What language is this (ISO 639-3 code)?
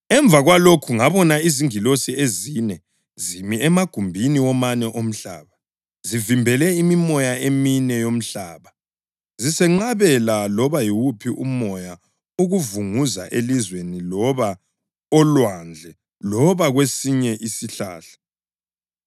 nde